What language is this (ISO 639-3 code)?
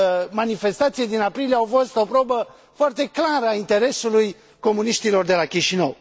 ron